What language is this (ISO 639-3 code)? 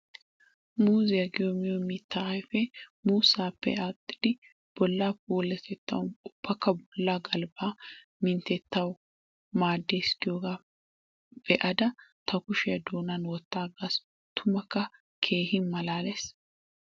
wal